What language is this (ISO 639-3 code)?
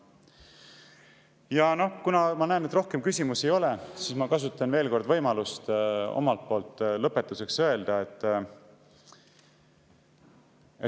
est